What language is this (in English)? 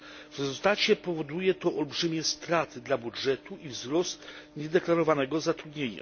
Polish